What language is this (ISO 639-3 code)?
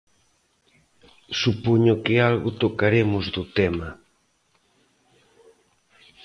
glg